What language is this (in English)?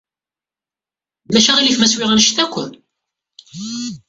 Kabyle